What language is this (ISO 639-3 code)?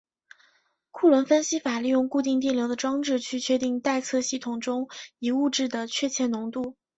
zho